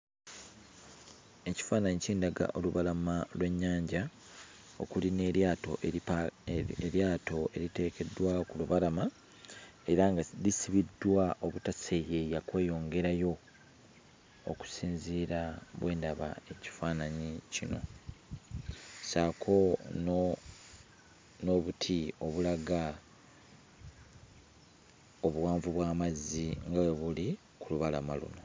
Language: Ganda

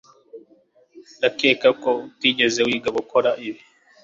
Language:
Kinyarwanda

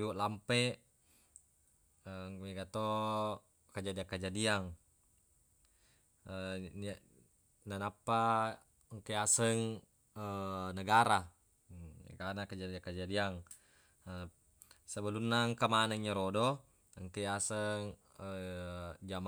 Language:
Buginese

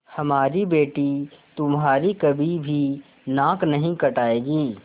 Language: Hindi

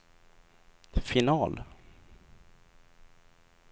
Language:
Swedish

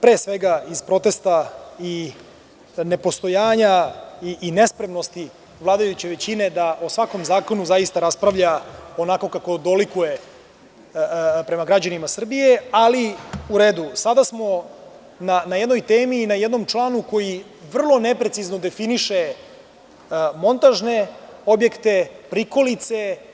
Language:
Serbian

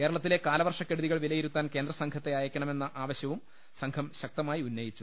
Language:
Malayalam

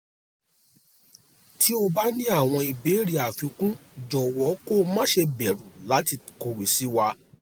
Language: Yoruba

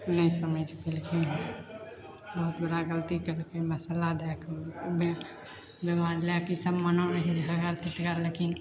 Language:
Maithili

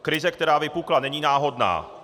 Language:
Czech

